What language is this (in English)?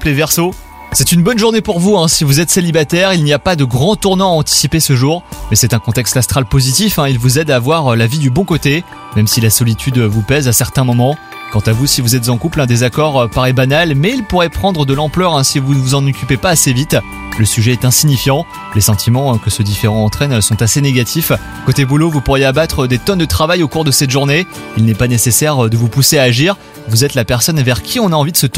French